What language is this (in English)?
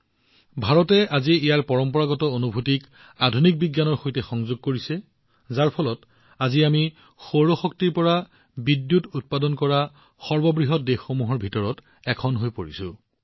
Assamese